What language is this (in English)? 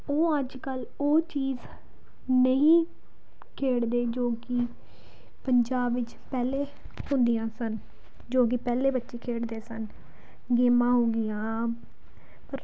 Punjabi